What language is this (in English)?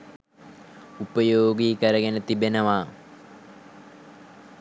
Sinhala